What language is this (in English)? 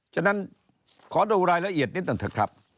Thai